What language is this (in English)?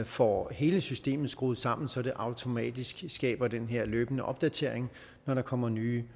Danish